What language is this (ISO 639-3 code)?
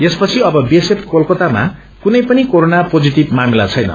nep